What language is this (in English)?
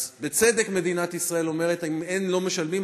Hebrew